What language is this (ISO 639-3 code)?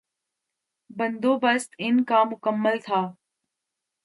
urd